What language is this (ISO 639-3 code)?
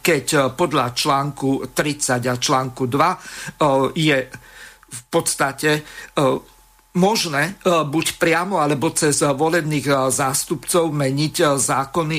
slk